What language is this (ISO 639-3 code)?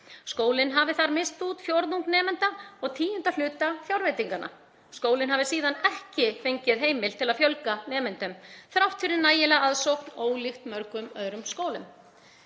isl